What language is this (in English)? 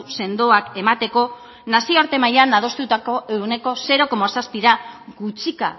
Basque